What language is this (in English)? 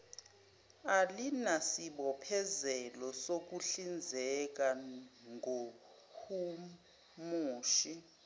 Zulu